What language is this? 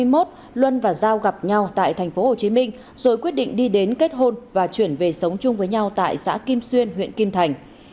Vietnamese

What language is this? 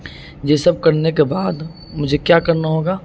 Urdu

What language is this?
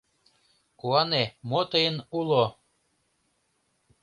Mari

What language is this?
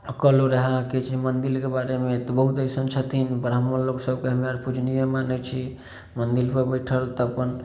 Maithili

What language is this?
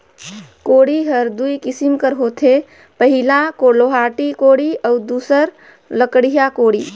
Chhattisgarhi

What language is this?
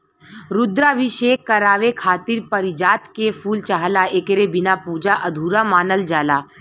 Bhojpuri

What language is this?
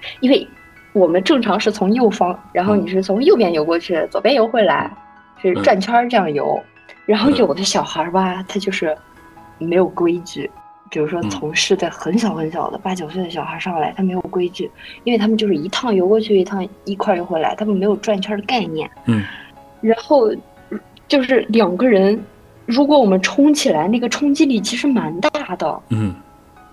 Chinese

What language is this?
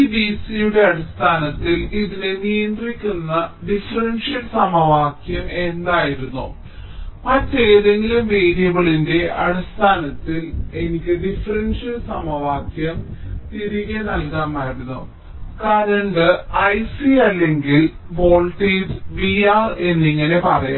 Malayalam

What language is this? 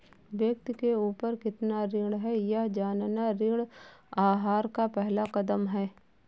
Hindi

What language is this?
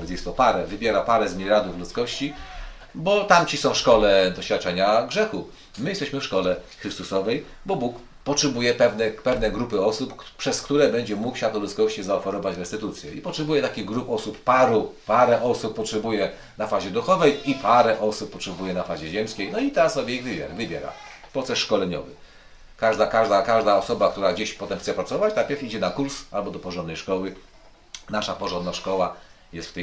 Polish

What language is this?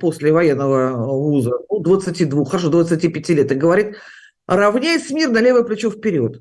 Russian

